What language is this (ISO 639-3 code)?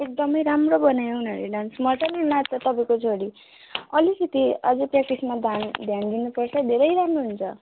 nep